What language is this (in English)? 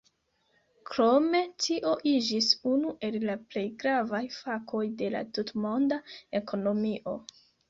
Esperanto